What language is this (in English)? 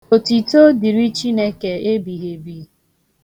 Igbo